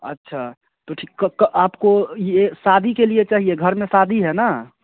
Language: Hindi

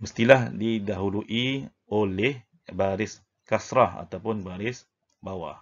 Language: Malay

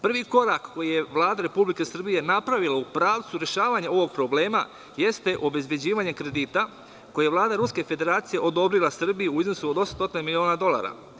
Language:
Serbian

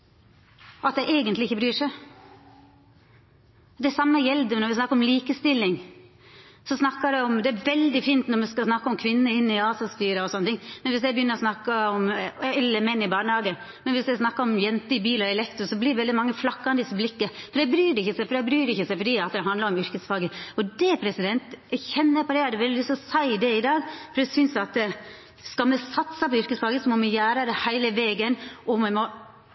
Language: Norwegian Nynorsk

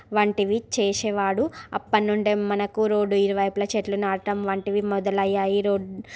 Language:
Telugu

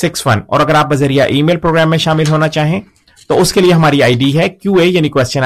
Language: Urdu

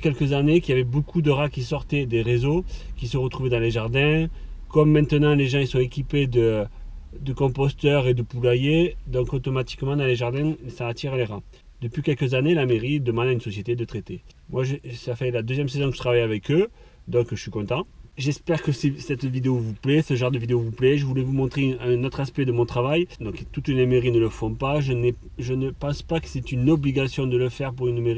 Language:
French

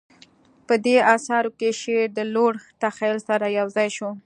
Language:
Pashto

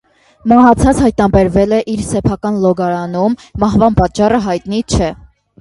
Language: Armenian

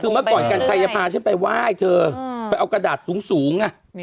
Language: Thai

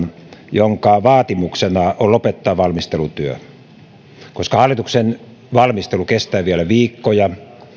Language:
Finnish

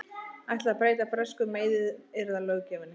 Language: Icelandic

